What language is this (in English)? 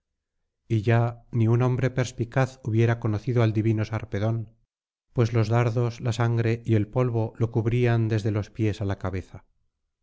Spanish